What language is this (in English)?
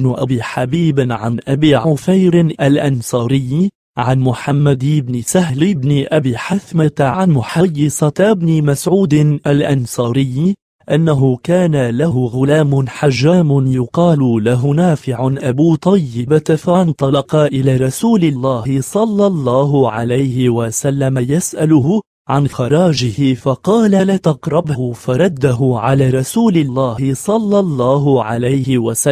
Arabic